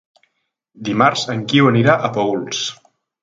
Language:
Catalan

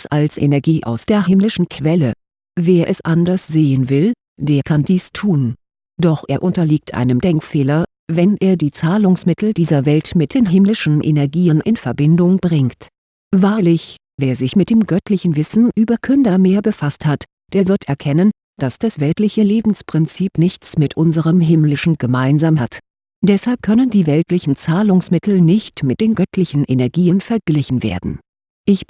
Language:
German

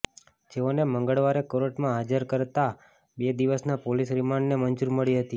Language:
Gujarati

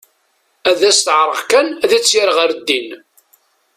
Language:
Kabyle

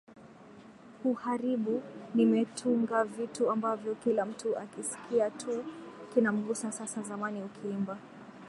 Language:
Swahili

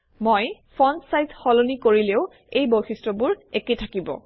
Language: Assamese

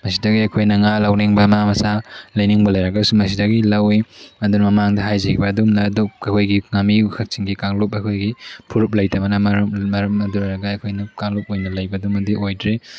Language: Manipuri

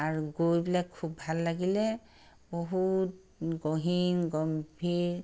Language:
Assamese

